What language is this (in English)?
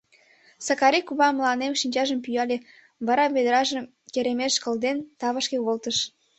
Mari